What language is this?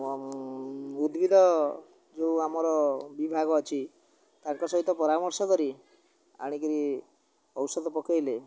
Odia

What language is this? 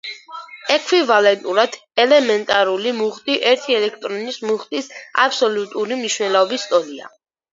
Georgian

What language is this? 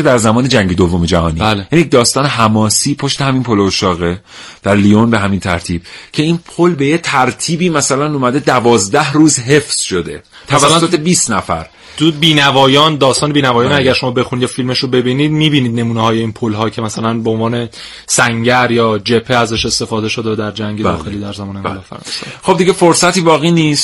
Persian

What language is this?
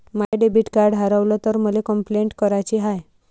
Marathi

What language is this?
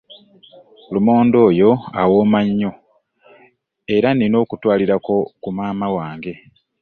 Ganda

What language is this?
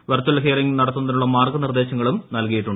Malayalam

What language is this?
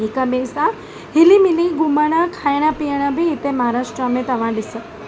Sindhi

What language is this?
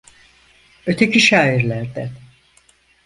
Turkish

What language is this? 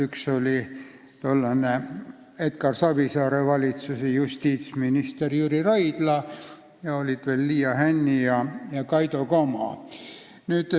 Estonian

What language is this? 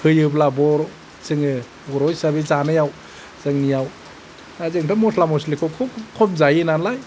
Bodo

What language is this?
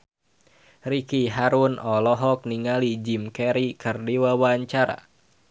Sundanese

